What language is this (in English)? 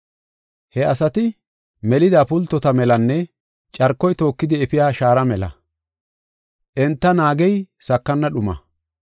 Gofa